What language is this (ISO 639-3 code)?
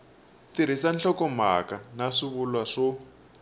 tso